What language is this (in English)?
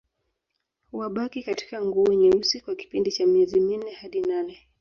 Swahili